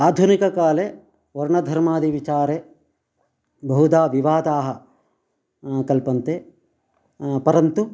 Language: Sanskrit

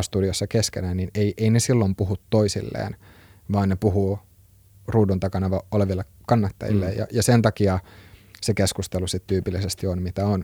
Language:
Finnish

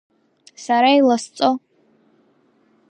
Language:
Abkhazian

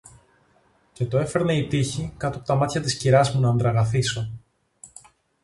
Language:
Greek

